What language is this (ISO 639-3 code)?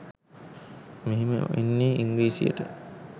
sin